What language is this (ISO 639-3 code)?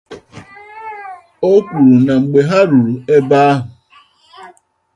ibo